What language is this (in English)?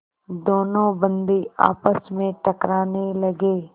Hindi